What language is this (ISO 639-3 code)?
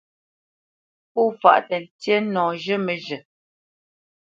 bce